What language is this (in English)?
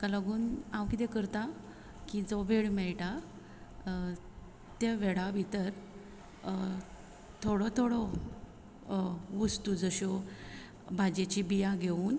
Konkani